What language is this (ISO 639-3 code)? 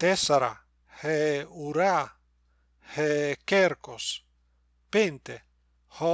ell